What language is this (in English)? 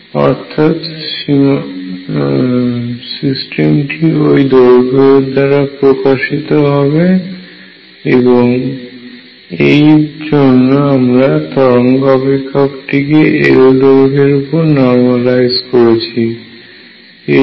Bangla